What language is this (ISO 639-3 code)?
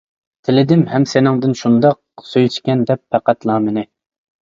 uig